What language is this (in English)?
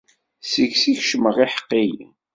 Kabyle